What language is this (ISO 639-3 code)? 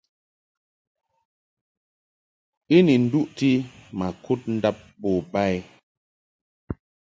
mhk